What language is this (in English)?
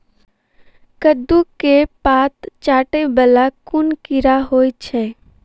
Maithili